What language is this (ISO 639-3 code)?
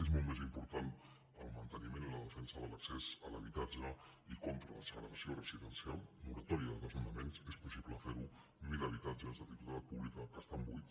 cat